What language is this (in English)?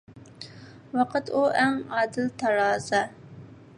Uyghur